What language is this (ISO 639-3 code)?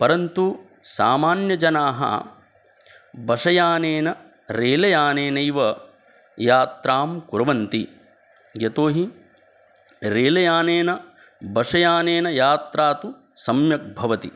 san